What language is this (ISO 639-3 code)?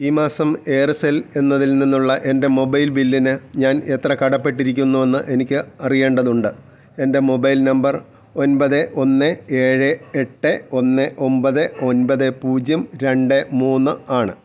mal